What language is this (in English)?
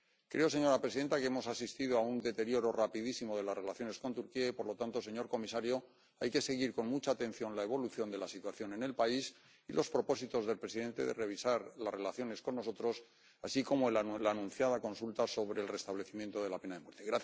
Spanish